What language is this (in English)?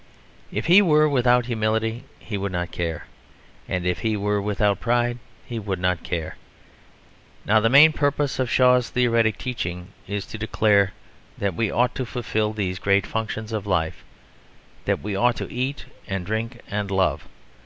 English